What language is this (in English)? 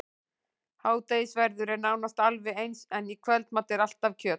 Icelandic